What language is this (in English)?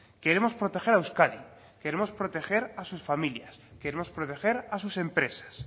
Spanish